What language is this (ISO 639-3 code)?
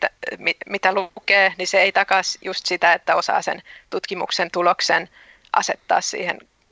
fin